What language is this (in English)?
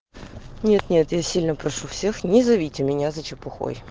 Russian